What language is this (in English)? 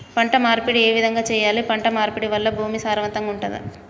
Telugu